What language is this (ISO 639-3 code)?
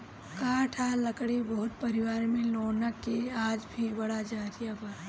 bho